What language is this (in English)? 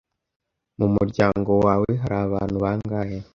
Kinyarwanda